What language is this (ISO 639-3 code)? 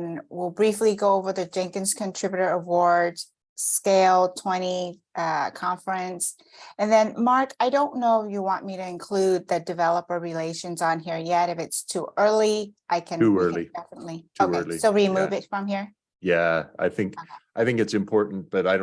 eng